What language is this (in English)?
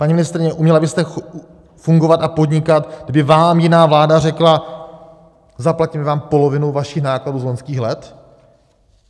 Czech